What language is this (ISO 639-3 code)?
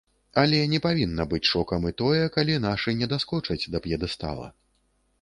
bel